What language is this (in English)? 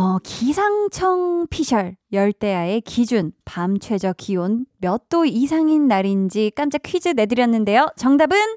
Korean